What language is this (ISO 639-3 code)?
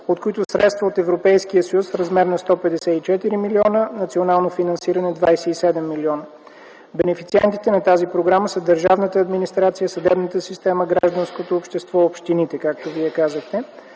bul